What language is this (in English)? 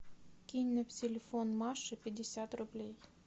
Russian